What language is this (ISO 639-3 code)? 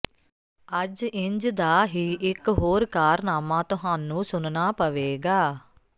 pan